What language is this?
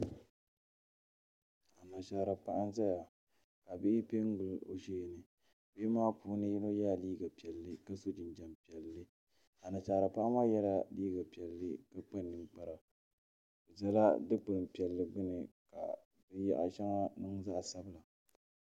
Dagbani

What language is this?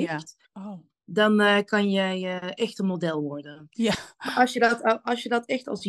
Dutch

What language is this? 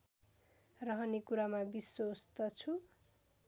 Nepali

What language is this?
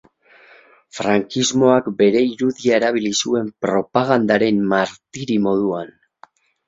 Basque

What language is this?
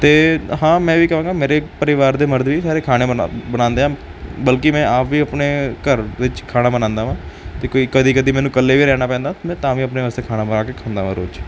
Punjabi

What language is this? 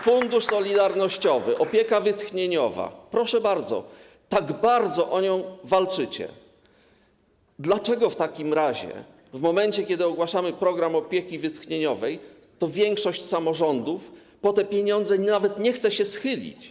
Polish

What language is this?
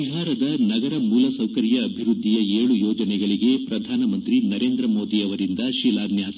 Kannada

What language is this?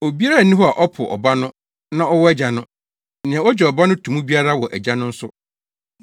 Akan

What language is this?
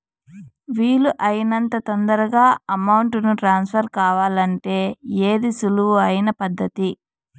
Telugu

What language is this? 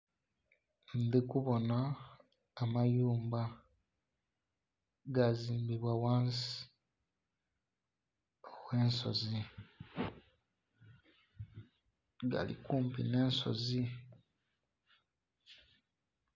Soga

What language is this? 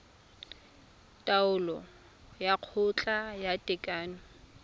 Tswana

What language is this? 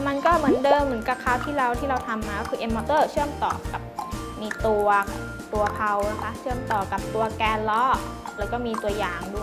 Thai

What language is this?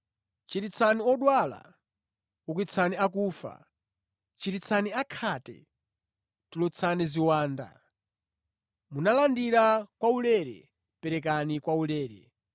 Nyanja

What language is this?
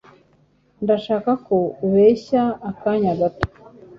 Kinyarwanda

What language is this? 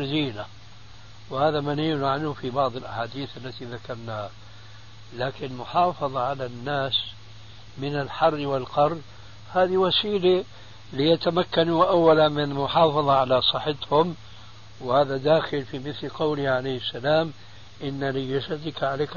Arabic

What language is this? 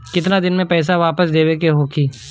Bhojpuri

